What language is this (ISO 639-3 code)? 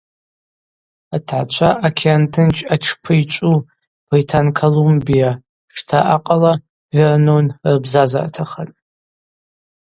abq